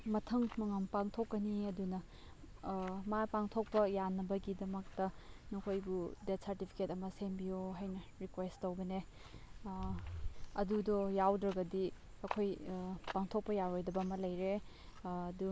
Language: Manipuri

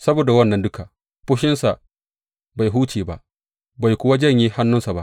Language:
Hausa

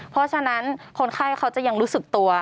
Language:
Thai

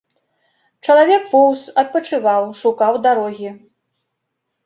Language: Belarusian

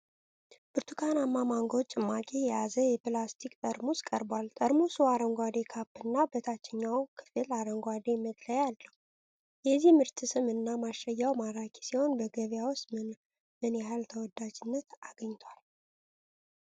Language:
Amharic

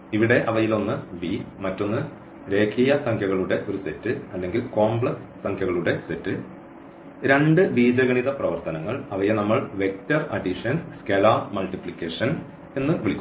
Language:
Malayalam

